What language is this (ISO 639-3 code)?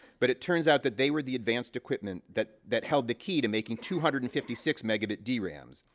eng